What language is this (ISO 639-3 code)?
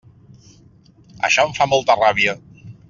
cat